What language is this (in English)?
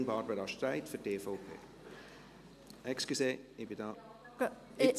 Swiss German